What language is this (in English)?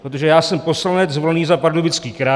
Czech